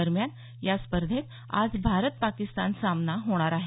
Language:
Marathi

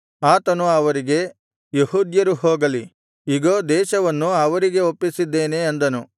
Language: Kannada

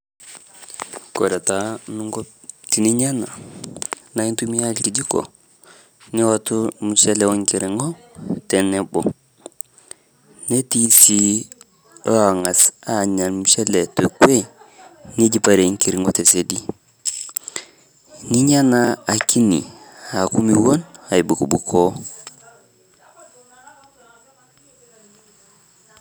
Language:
Masai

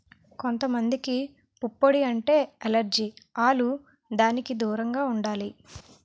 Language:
Telugu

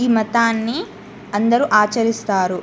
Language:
Telugu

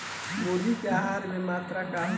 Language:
Bhojpuri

